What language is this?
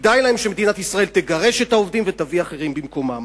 Hebrew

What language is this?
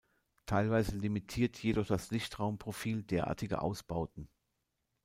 German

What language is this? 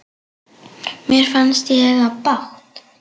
Icelandic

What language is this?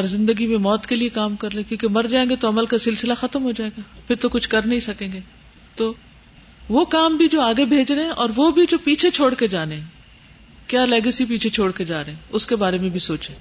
Urdu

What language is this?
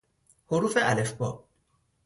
Persian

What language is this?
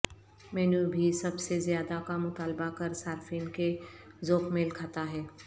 Urdu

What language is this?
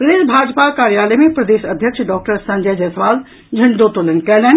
Maithili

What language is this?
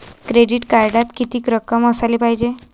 Marathi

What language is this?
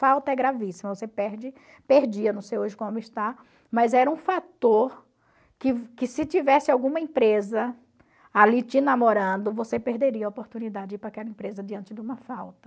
Portuguese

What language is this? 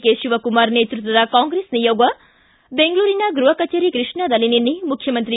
Kannada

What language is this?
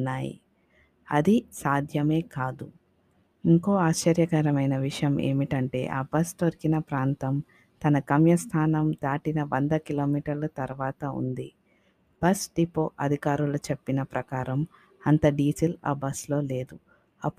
Telugu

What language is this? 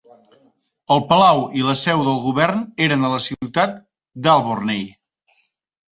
Catalan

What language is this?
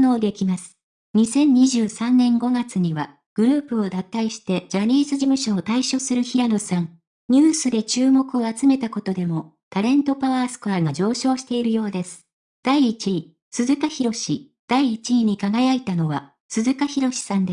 Japanese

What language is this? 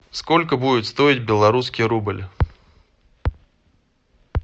Russian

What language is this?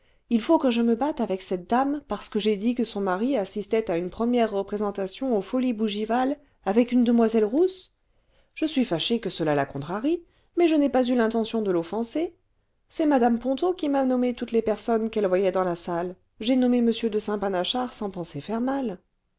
French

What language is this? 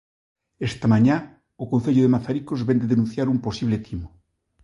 Galician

